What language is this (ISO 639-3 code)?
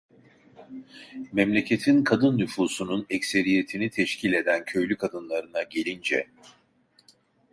tur